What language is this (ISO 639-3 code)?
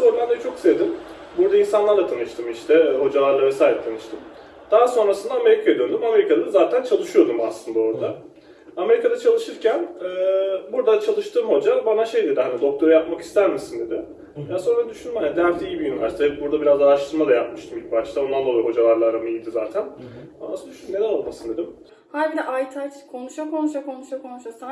tur